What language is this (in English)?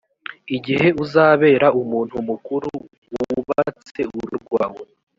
Kinyarwanda